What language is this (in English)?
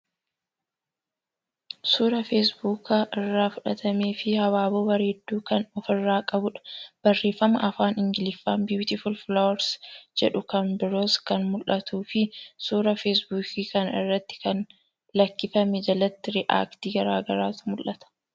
Oromo